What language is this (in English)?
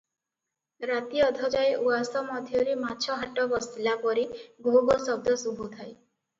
Odia